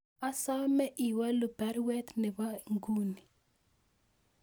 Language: Kalenjin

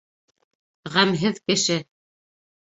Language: Bashkir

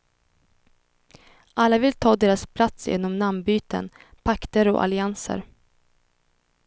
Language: Swedish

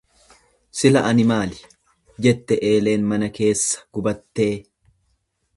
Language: Oromo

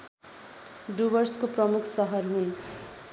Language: Nepali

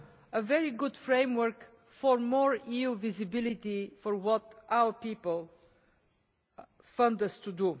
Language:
English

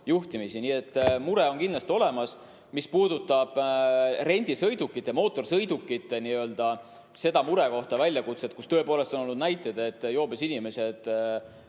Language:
Estonian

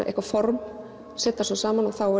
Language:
Icelandic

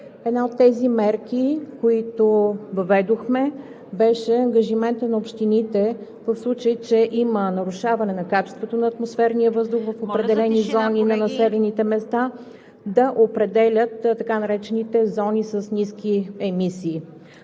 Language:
Bulgarian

